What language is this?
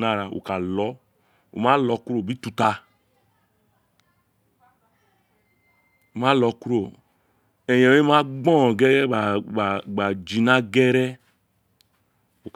Isekiri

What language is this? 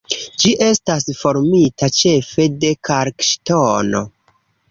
Esperanto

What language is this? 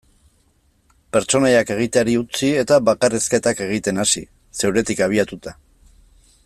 Basque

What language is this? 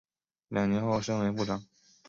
Chinese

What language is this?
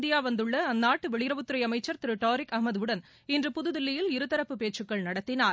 Tamil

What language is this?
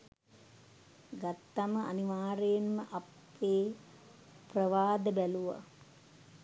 Sinhala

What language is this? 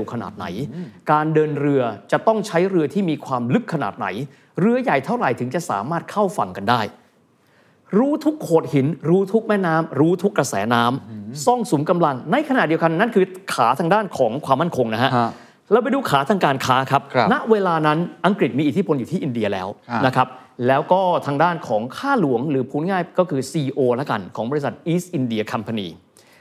Thai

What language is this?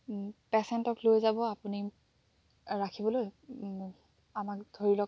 Assamese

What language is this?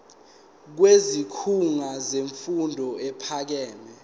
Zulu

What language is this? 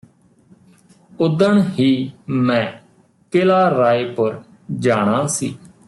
Punjabi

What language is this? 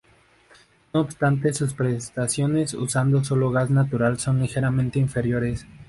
Spanish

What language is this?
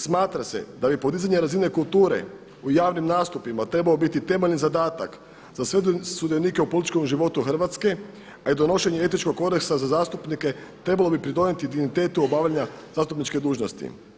Croatian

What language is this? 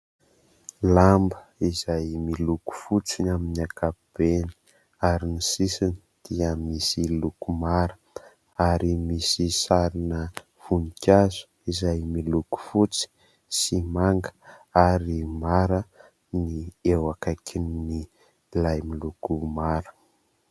Malagasy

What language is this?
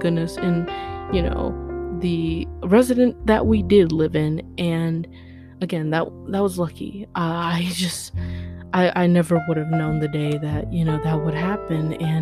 English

